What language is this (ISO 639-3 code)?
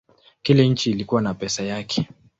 swa